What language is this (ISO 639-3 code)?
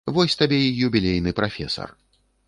bel